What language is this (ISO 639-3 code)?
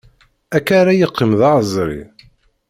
kab